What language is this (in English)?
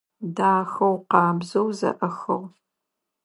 Adyghe